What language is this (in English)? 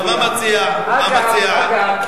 Hebrew